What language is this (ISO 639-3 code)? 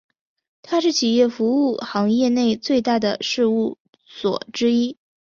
zho